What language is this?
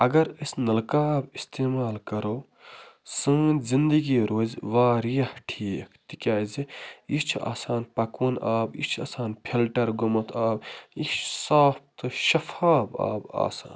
Kashmiri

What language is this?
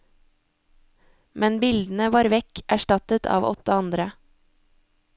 Norwegian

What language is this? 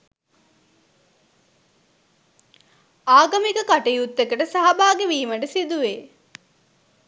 Sinhala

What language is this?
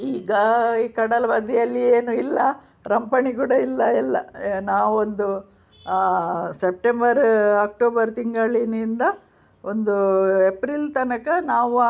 Kannada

